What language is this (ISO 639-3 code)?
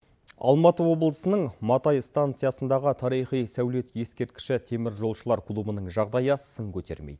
kaz